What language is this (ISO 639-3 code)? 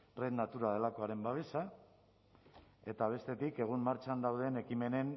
eus